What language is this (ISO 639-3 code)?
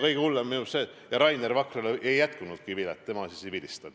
est